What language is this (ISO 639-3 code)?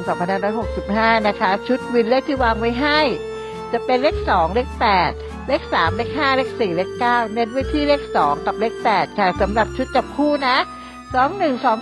tha